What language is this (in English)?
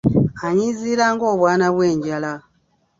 Ganda